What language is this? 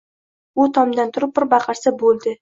Uzbek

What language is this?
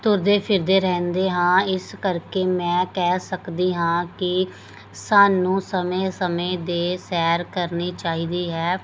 Punjabi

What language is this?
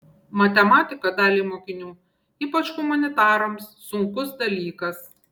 Lithuanian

